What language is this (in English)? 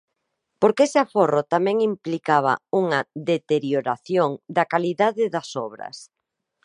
Galician